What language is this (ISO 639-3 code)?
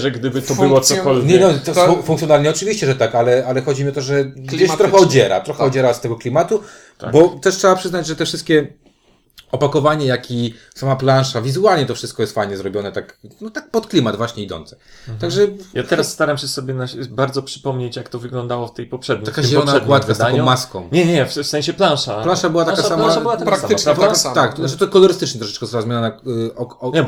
pol